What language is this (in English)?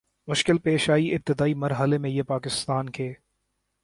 Urdu